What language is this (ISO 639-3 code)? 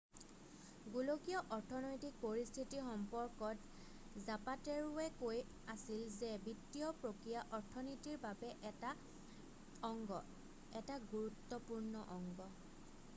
asm